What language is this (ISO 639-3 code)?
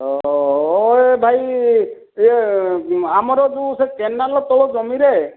ori